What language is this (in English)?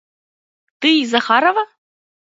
Mari